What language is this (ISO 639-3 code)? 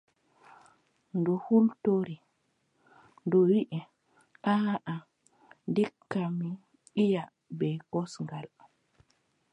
fub